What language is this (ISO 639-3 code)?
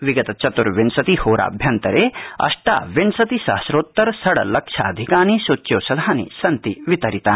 san